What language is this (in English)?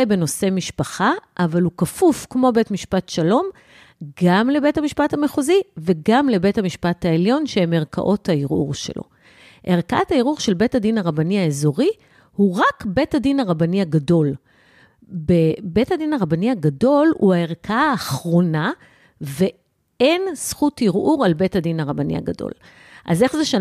Hebrew